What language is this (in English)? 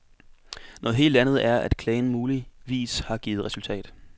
Danish